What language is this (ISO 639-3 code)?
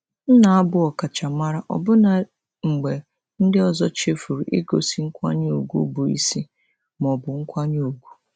ibo